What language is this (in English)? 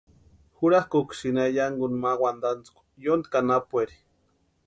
Western Highland Purepecha